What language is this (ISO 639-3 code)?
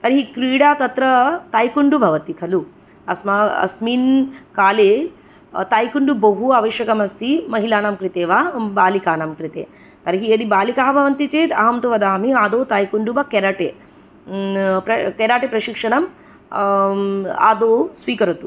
san